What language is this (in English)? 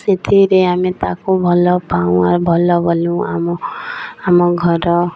Odia